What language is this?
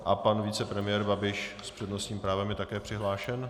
Czech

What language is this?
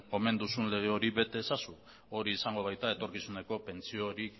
Basque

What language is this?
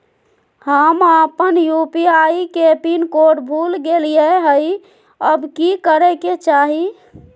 Magahi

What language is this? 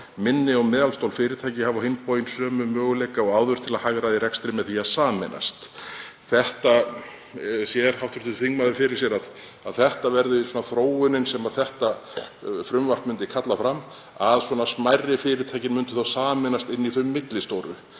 Icelandic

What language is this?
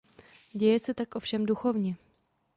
Czech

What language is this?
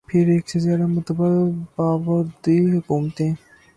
Urdu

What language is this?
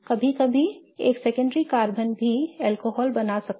Hindi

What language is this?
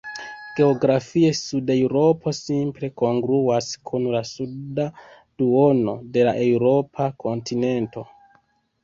Esperanto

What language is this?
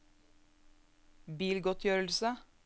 Norwegian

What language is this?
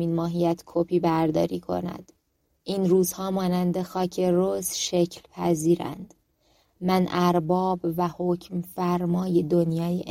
Persian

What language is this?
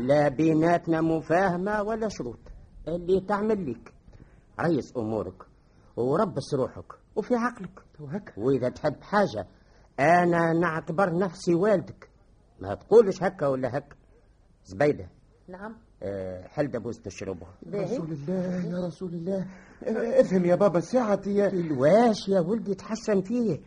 Arabic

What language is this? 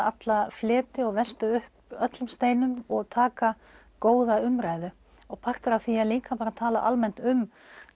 Icelandic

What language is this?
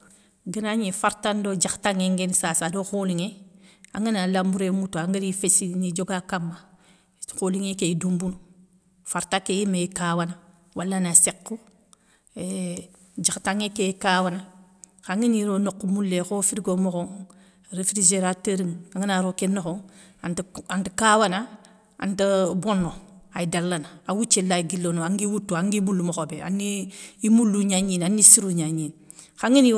Soninke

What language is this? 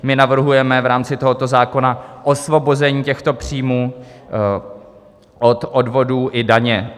Czech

